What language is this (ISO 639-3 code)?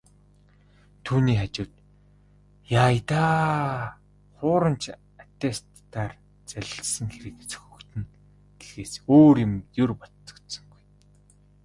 mon